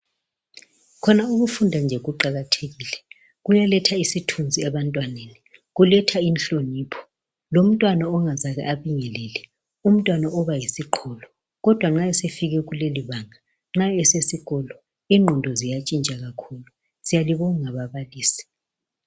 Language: North Ndebele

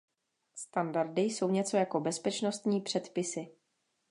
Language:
Czech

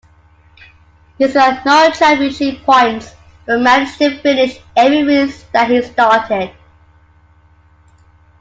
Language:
English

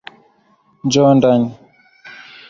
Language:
Swahili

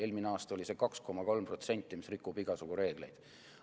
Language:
Estonian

